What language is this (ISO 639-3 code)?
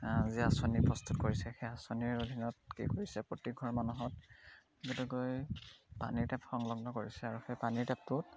asm